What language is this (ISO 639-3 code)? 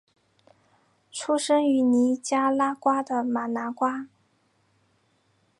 zho